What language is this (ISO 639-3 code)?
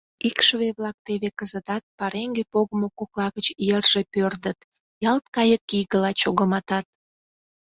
chm